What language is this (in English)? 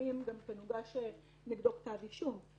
Hebrew